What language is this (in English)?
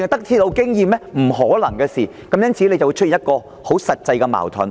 Cantonese